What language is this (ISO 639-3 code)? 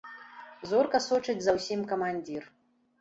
bel